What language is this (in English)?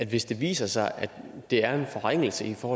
Danish